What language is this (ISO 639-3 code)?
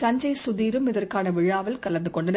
tam